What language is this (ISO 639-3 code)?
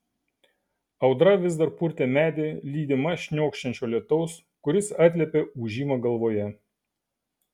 lit